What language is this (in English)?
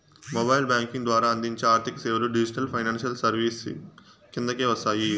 Telugu